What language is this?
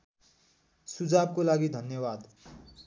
Nepali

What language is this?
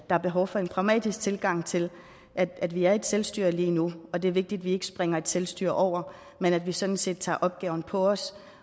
Danish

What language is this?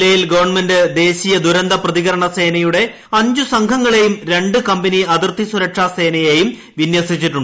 Malayalam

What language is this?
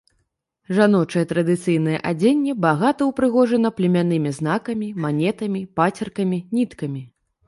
Belarusian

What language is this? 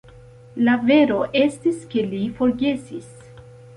Esperanto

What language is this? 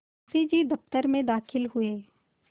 Hindi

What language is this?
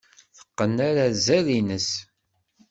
Kabyle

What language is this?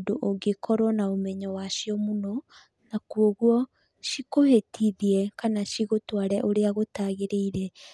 Kikuyu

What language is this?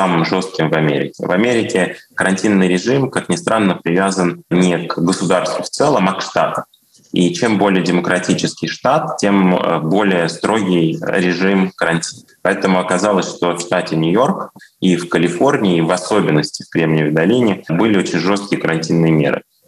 Russian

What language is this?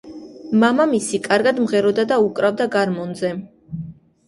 Georgian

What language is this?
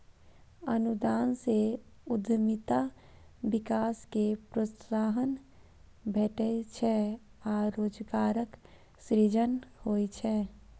Maithili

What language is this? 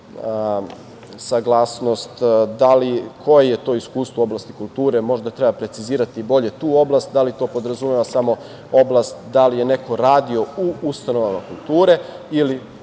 Serbian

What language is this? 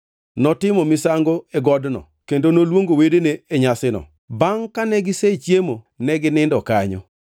Luo (Kenya and Tanzania)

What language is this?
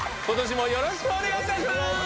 Japanese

